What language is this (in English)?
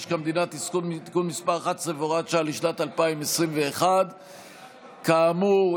Hebrew